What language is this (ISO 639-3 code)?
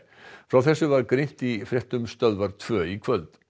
isl